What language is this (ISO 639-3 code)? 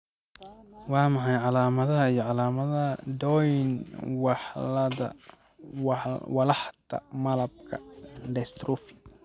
som